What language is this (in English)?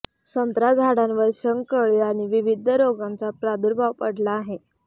Marathi